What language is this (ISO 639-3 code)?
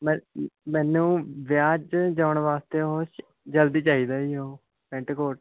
pan